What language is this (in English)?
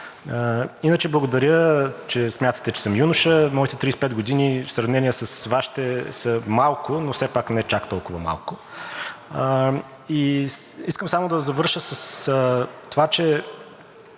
Bulgarian